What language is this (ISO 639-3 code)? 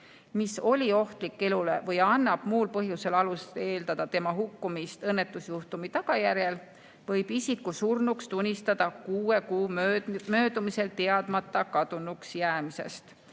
est